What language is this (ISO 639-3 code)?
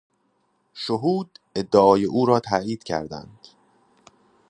fas